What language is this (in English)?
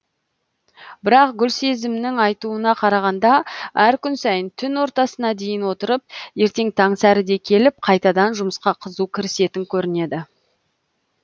Kazakh